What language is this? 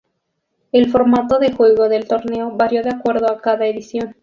Spanish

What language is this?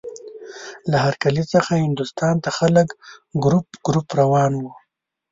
Pashto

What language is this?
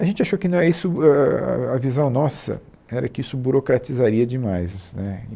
Portuguese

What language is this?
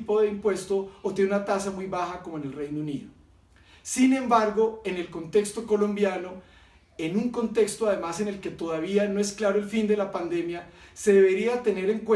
Spanish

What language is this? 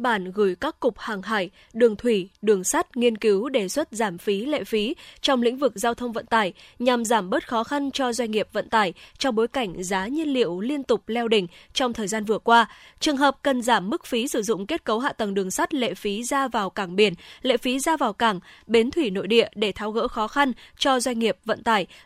Vietnamese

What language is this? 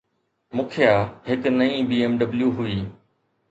Sindhi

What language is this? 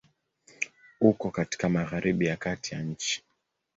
Swahili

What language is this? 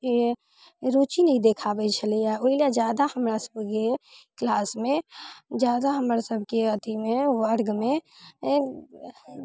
Maithili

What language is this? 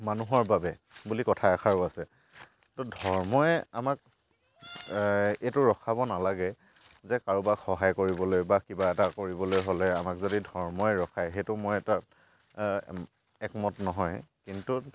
Assamese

